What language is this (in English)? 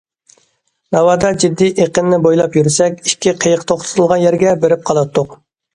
Uyghur